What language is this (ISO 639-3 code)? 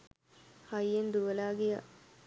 sin